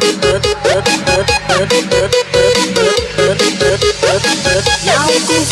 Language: Vietnamese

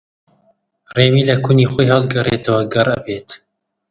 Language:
Central Kurdish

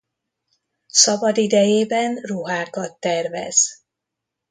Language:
Hungarian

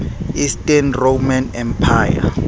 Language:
Southern Sotho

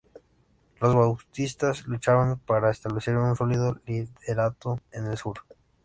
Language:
Spanish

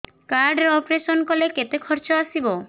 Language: Odia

